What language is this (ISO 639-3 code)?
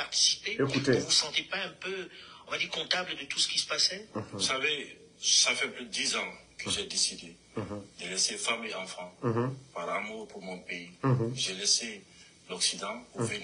fra